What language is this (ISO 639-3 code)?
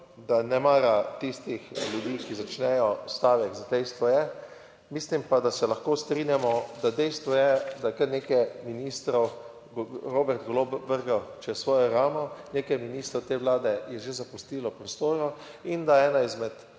slv